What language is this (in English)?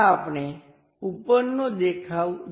Gujarati